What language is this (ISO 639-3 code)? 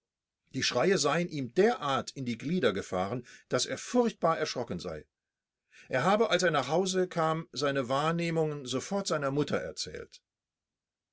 deu